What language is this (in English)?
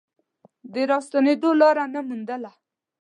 Pashto